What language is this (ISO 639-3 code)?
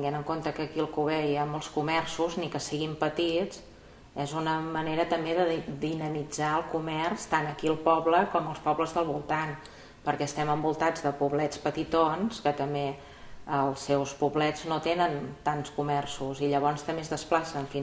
cat